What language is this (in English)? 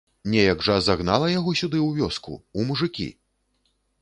Belarusian